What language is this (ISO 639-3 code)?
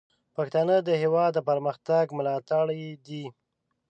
pus